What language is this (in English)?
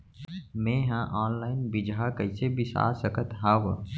Chhattisgarhi